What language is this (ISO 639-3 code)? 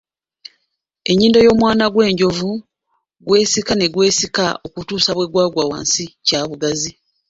lug